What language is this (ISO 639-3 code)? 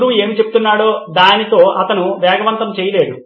tel